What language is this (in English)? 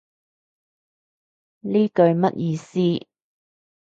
Cantonese